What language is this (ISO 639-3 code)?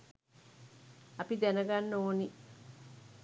sin